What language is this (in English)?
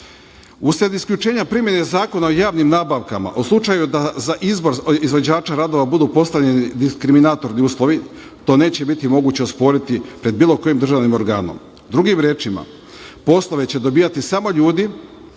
Serbian